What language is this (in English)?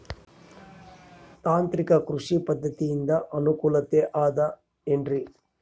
Kannada